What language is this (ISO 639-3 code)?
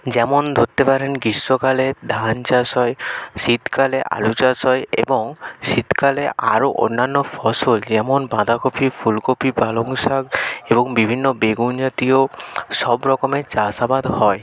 ben